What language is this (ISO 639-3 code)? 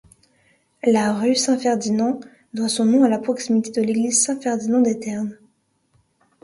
fra